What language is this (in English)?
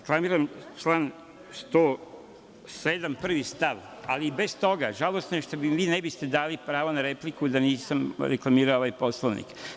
Serbian